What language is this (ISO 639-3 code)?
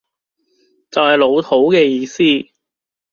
yue